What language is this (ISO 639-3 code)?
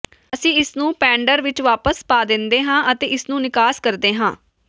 pan